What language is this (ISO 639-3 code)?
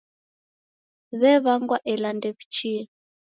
dav